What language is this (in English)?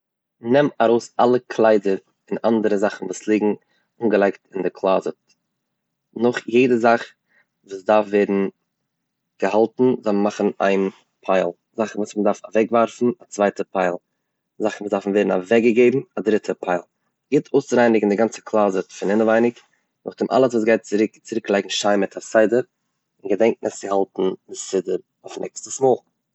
Yiddish